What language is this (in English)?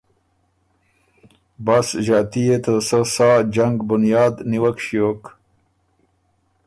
Ormuri